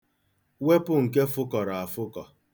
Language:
Igbo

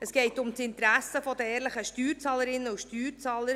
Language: Swiss German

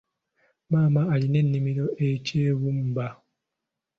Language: Ganda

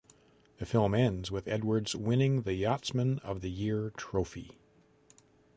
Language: English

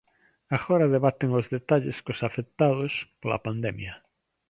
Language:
Galician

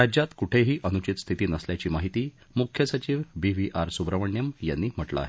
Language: Marathi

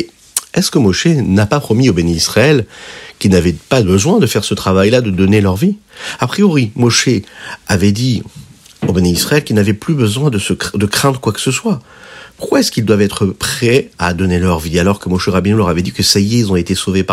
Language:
French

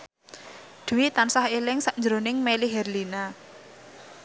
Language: Javanese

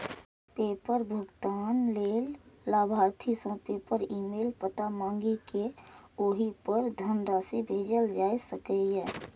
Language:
Maithili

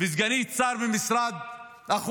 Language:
Hebrew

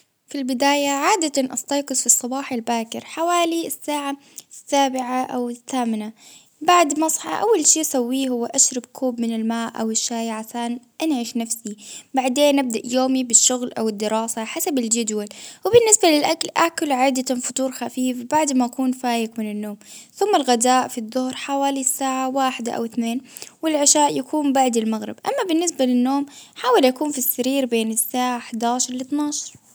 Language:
Baharna Arabic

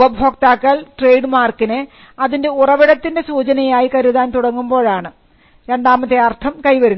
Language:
Malayalam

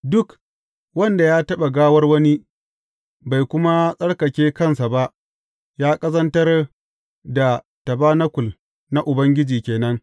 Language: Hausa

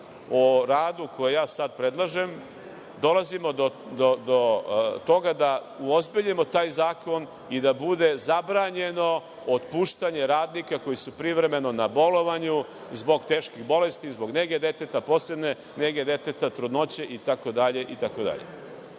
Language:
Serbian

